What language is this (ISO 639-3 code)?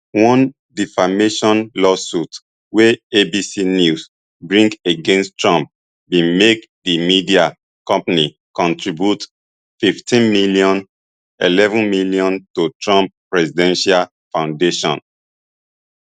pcm